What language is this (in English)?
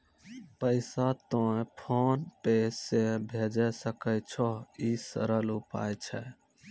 Maithili